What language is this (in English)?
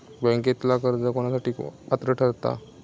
Marathi